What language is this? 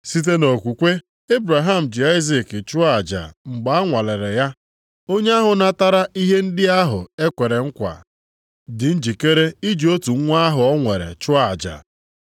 Igbo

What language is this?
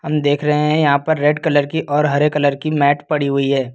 Hindi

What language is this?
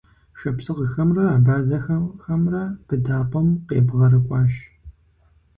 Kabardian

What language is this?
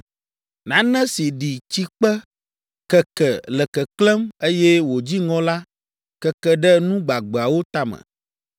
Ewe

